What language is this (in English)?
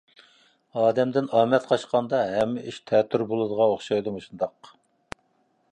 Uyghur